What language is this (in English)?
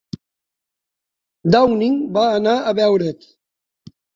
Catalan